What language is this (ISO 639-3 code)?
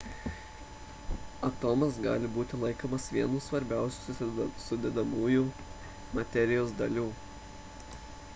lit